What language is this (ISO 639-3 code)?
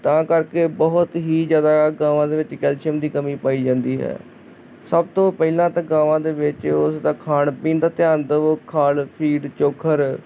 pan